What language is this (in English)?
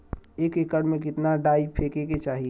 Bhojpuri